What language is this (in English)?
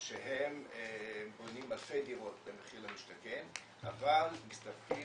Hebrew